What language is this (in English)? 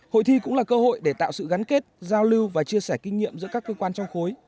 Vietnamese